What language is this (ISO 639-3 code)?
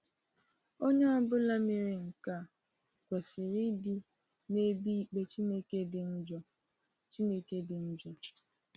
ibo